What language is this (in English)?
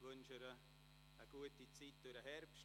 Swiss German